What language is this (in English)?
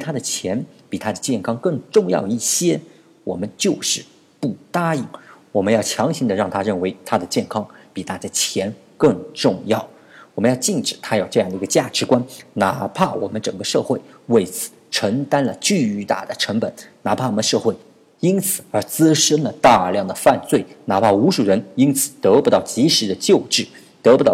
Chinese